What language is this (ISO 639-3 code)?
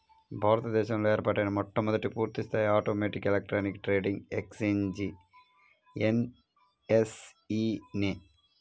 tel